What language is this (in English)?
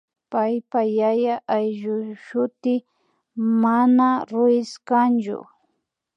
Imbabura Highland Quichua